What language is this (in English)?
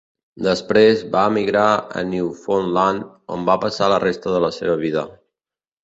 Catalan